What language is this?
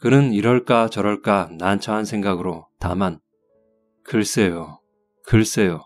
Korean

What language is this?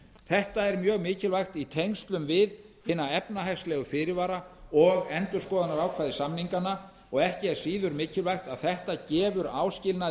Icelandic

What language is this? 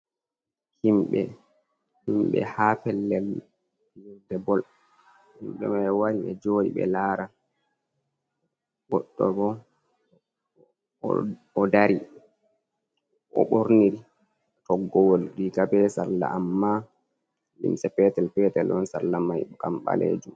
Fula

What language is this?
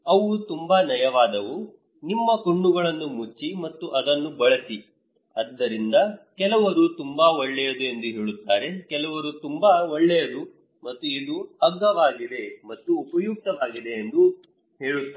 Kannada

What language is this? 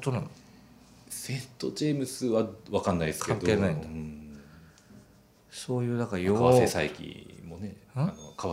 Japanese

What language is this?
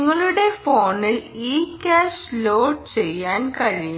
Malayalam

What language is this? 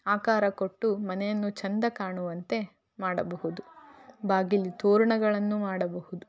Kannada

